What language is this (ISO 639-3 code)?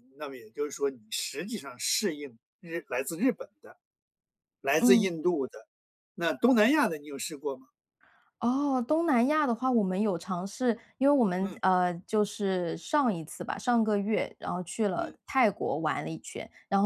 zho